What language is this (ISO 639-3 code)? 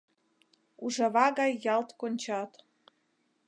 chm